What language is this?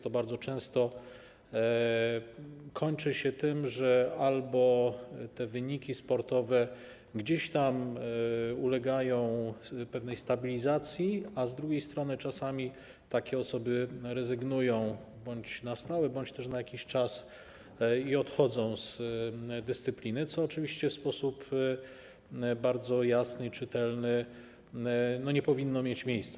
Polish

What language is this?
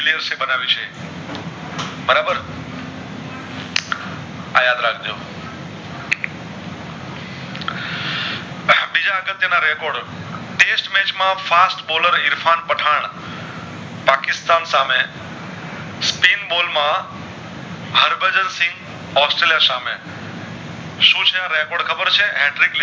Gujarati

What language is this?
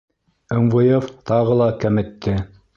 Bashkir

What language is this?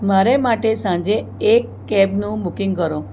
Gujarati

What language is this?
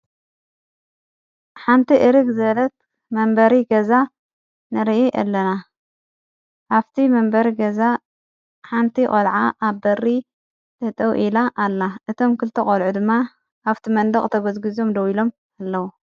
Tigrinya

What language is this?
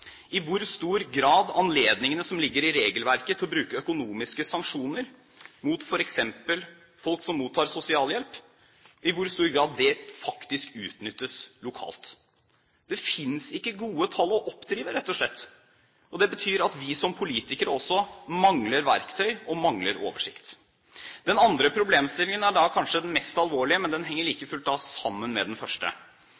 Norwegian Bokmål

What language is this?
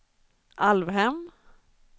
Swedish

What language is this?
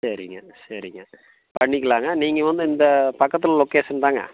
Tamil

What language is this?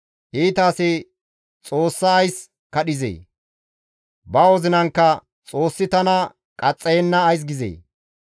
Gamo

